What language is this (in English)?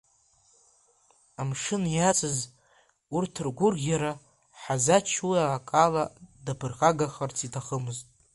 Abkhazian